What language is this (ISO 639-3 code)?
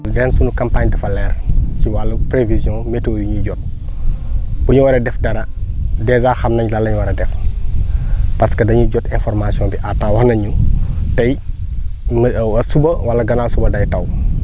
wol